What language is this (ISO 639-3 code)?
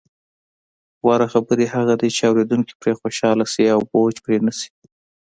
pus